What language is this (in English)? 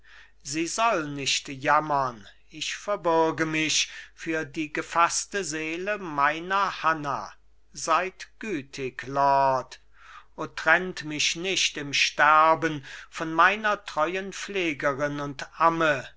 German